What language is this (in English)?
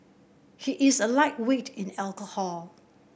English